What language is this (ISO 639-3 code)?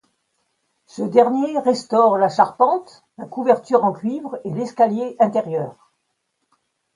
fra